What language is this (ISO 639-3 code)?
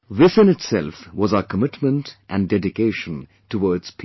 eng